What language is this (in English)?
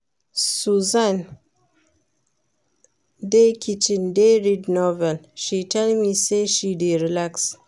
Nigerian Pidgin